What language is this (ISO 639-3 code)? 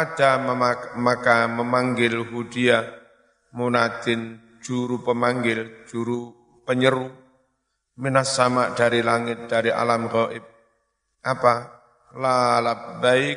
ind